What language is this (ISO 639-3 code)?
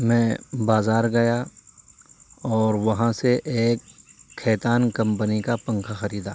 urd